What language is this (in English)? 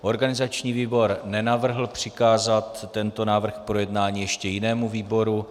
Czech